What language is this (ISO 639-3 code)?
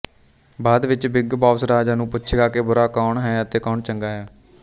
pan